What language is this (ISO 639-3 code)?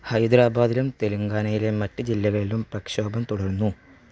mal